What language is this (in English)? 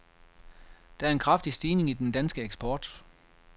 Danish